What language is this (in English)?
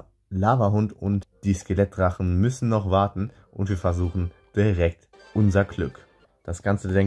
German